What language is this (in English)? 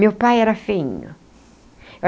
Portuguese